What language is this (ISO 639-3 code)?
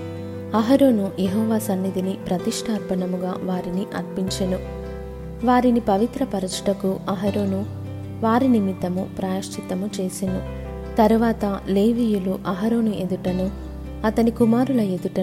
tel